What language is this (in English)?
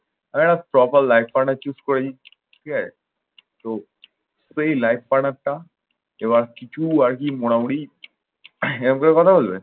Bangla